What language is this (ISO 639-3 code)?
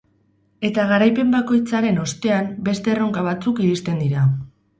eus